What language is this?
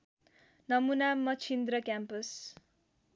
Nepali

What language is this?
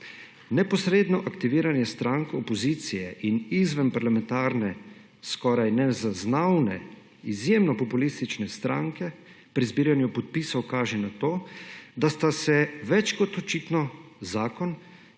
Slovenian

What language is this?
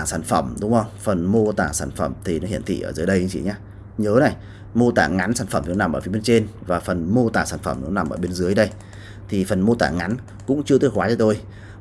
Vietnamese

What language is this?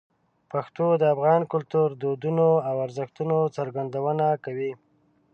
Pashto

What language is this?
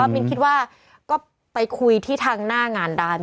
Thai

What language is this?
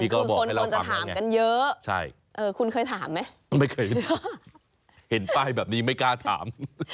Thai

